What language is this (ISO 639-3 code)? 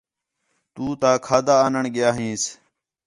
xhe